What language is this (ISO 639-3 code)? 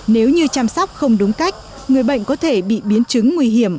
vie